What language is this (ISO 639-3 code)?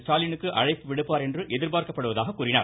tam